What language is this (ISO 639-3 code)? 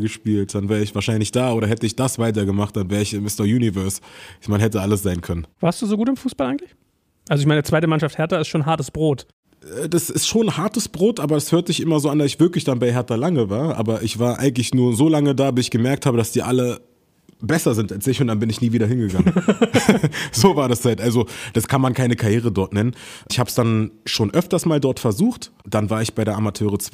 deu